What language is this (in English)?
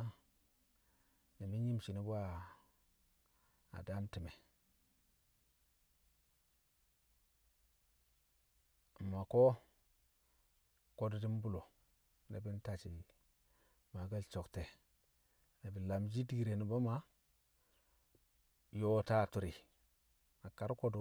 Kamo